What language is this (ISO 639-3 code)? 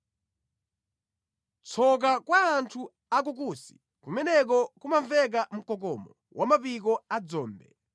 nya